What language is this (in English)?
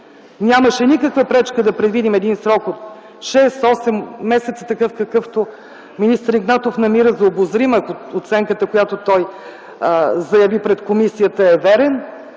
Bulgarian